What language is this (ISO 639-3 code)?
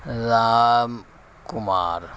urd